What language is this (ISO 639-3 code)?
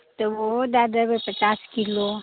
mai